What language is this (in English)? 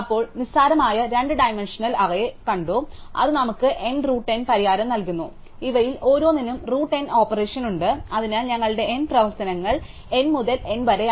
Malayalam